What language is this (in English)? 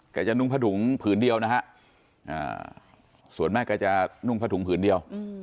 Thai